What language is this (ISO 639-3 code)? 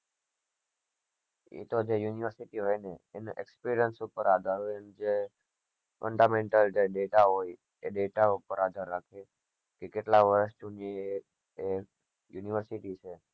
guj